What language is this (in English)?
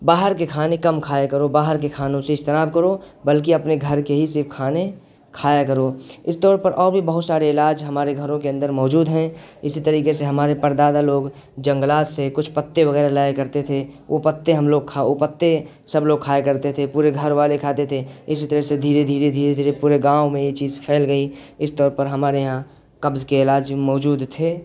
Urdu